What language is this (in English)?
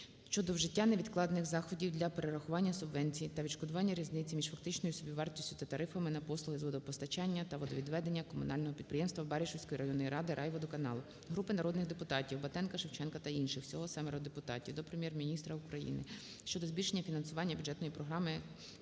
Ukrainian